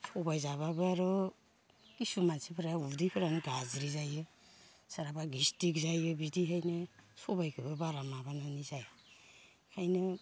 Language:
Bodo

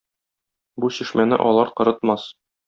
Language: Tatar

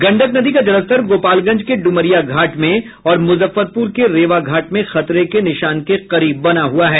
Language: Hindi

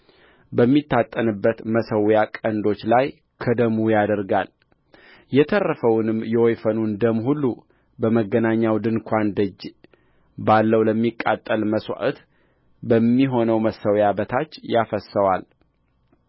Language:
Amharic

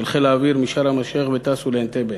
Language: Hebrew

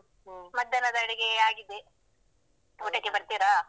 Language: Kannada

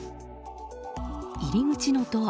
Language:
Japanese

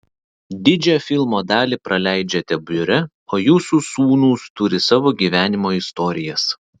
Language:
Lithuanian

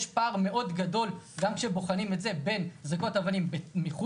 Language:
Hebrew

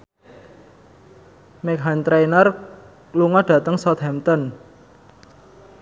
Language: Javanese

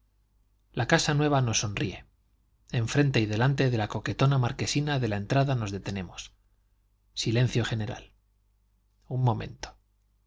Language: Spanish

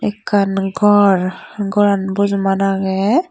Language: Chakma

